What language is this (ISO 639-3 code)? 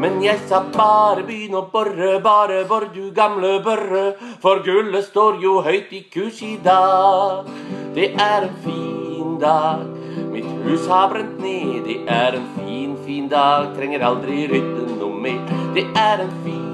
nor